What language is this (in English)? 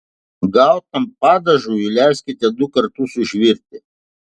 Lithuanian